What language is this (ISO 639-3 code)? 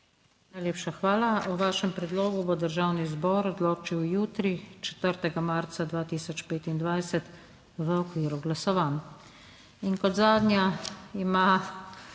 slv